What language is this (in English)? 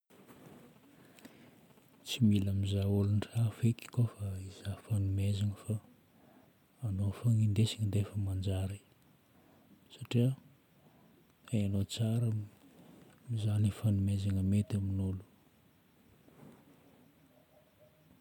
Northern Betsimisaraka Malagasy